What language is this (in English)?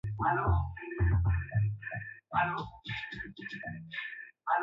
Swahili